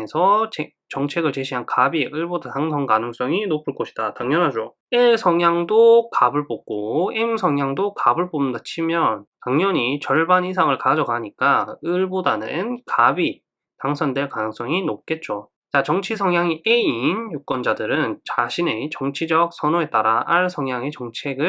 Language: Korean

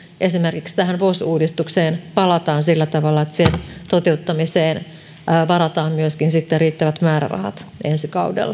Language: Finnish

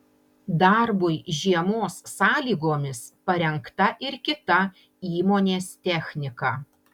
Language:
Lithuanian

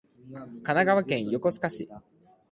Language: Japanese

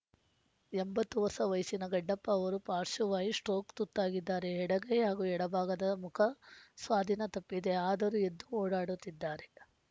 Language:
Kannada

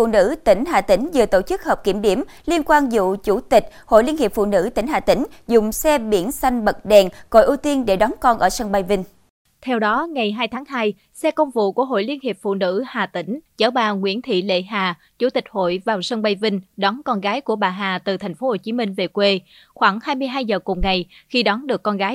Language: Vietnamese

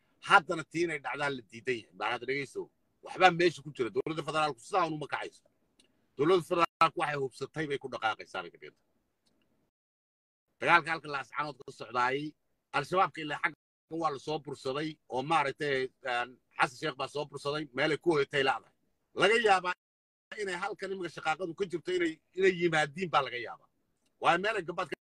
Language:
Arabic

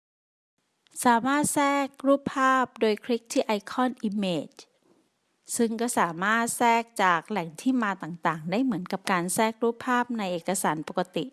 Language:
Thai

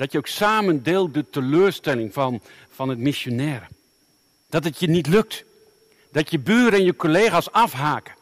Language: Dutch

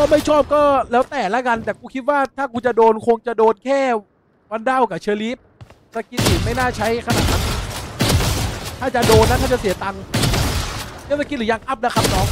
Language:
Thai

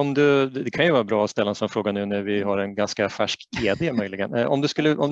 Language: Swedish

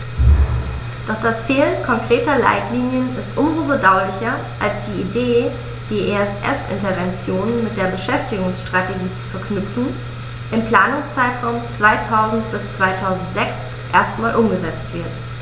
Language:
German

